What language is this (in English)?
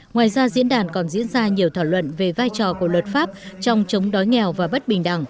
Vietnamese